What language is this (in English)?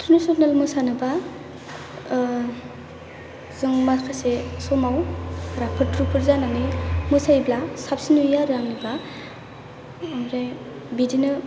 Bodo